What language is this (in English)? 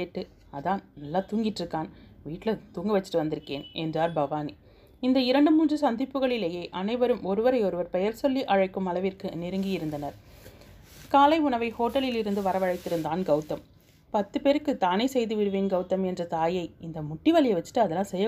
Tamil